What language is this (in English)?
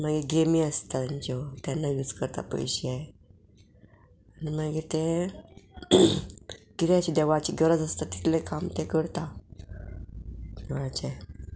Konkani